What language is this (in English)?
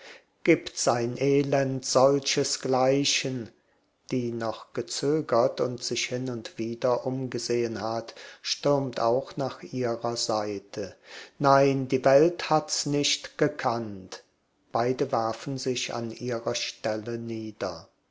German